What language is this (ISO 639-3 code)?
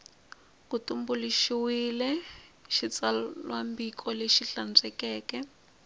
tso